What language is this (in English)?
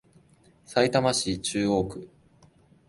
Japanese